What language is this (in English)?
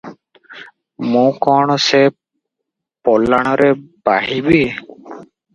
Odia